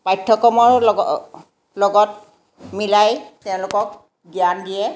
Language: Assamese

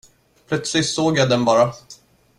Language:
Swedish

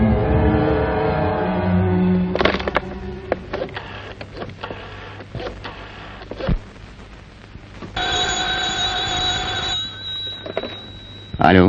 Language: Turkish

